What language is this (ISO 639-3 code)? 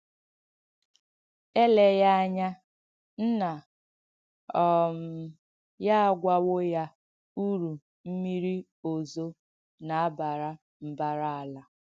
ibo